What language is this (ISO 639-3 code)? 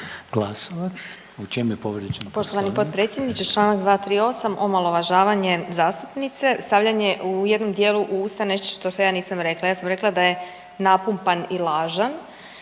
hrv